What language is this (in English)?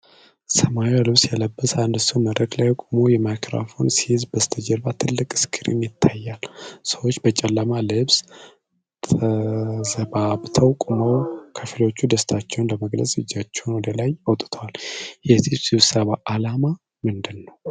Amharic